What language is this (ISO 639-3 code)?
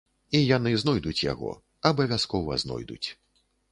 bel